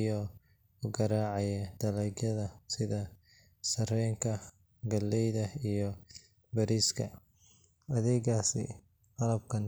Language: Somali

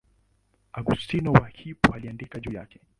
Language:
Swahili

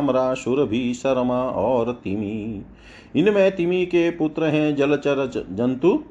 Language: Hindi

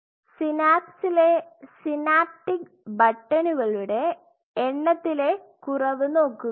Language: Malayalam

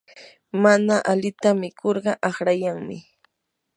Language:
Yanahuanca Pasco Quechua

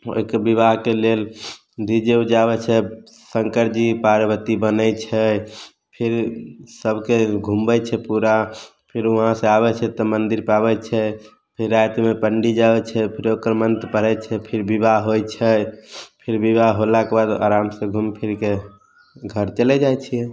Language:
Maithili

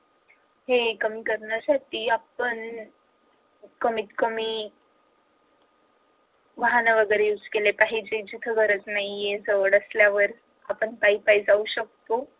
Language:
Marathi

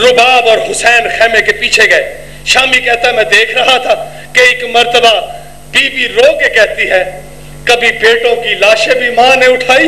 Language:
Arabic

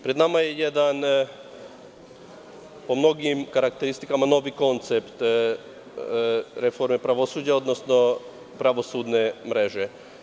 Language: Serbian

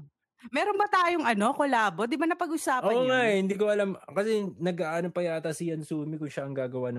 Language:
Filipino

